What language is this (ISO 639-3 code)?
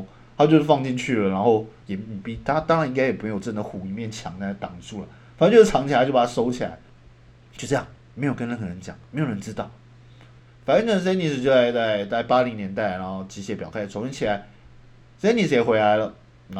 zho